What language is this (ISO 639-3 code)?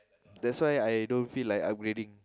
eng